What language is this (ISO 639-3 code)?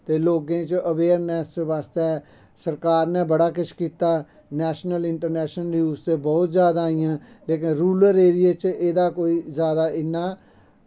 doi